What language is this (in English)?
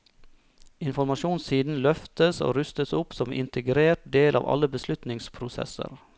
Norwegian